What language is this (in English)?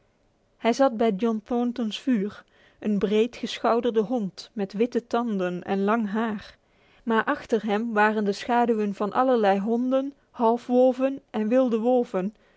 Dutch